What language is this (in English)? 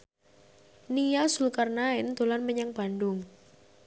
Javanese